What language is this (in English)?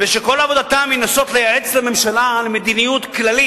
Hebrew